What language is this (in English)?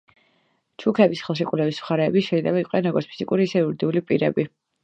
Georgian